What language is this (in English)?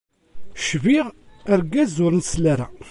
Kabyle